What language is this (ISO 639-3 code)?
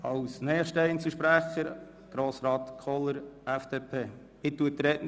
gsw